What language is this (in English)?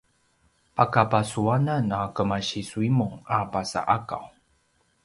Paiwan